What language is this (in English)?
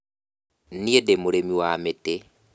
Kikuyu